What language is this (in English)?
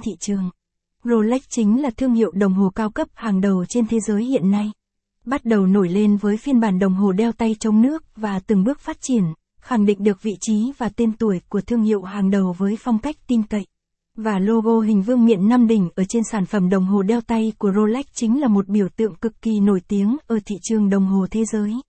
Vietnamese